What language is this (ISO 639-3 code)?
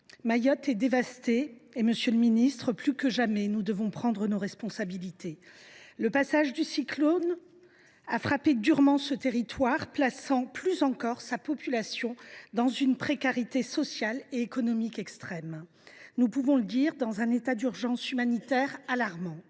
fra